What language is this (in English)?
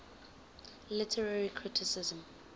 English